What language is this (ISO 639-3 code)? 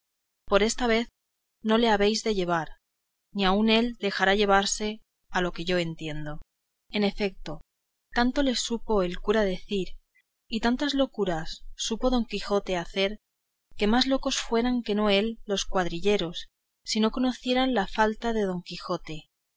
spa